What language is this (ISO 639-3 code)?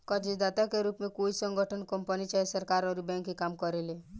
bho